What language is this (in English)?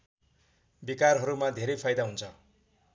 Nepali